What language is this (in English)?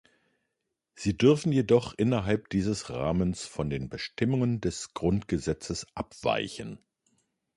German